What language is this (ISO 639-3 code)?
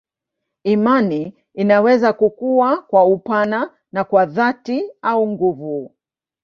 swa